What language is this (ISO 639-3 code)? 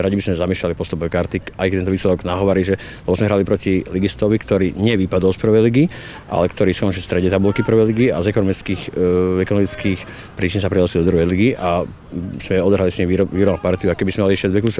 slk